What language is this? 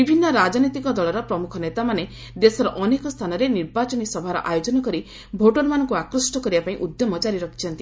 Odia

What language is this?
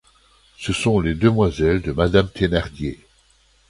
French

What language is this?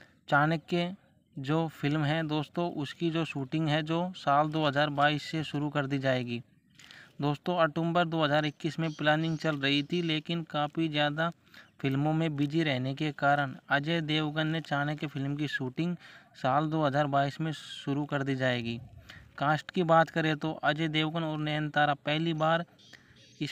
Hindi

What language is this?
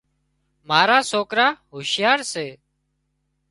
Wadiyara Koli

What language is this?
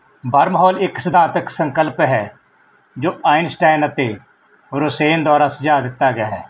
Punjabi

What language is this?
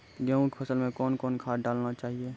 Maithili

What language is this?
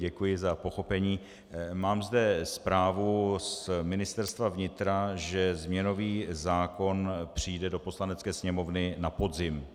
Czech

